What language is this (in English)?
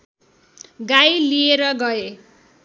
Nepali